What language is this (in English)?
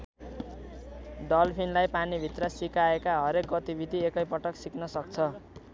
Nepali